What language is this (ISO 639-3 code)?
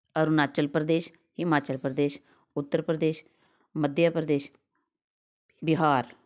pan